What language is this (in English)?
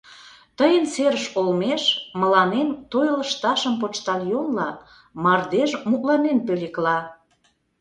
Mari